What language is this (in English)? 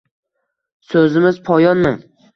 Uzbek